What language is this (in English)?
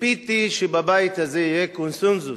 Hebrew